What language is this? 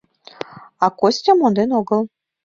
Mari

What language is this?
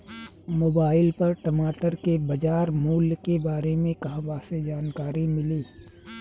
Bhojpuri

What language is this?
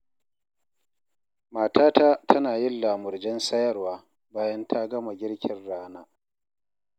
Hausa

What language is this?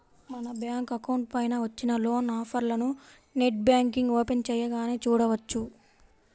Telugu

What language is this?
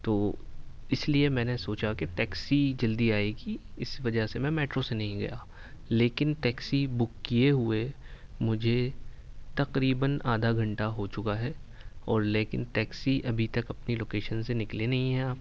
Urdu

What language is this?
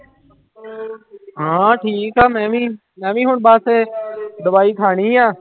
Punjabi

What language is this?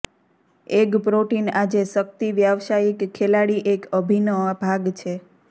Gujarati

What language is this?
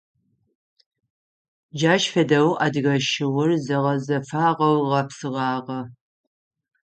Adyghe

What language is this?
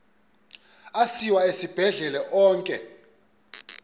Xhosa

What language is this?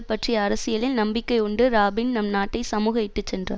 Tamil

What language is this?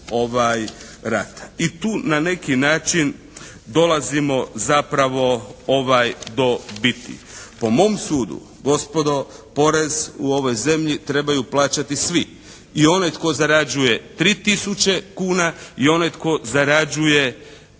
Croatian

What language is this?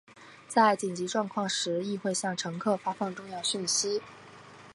Chinese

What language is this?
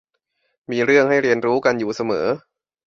Thai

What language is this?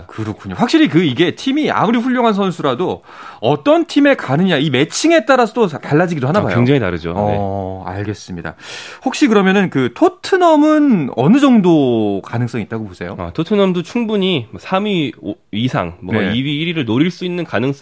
Korean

